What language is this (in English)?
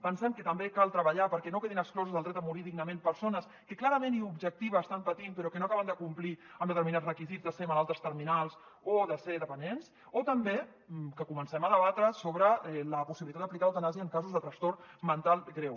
Catalan